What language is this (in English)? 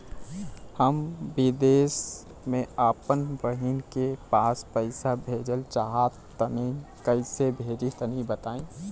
Bhojpuri